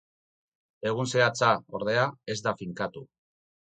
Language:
Basque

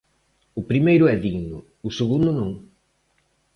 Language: Galician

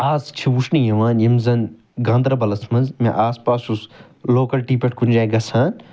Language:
Kashmiri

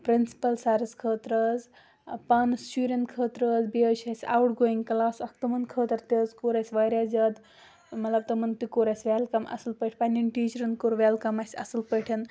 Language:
Kashmiri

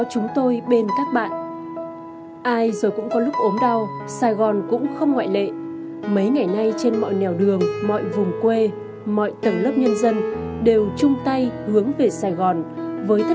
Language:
Vietnamese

